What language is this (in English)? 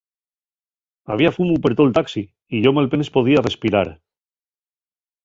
Asturian